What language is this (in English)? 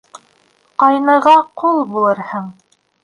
Bashkir